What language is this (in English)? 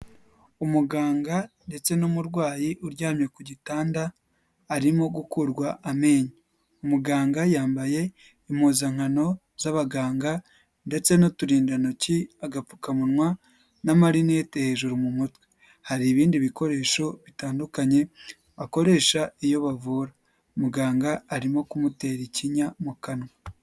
Kinyarwanda